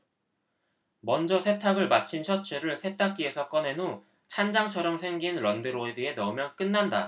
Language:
Korean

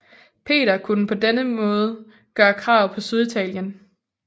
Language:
Danish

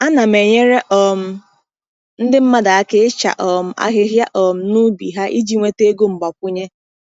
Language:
Igbo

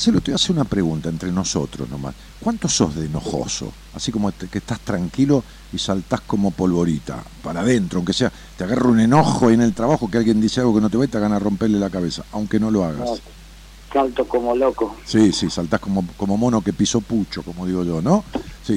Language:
Spanish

